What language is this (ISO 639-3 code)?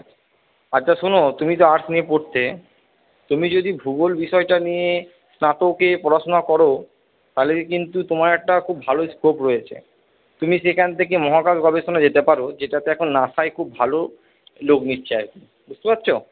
ben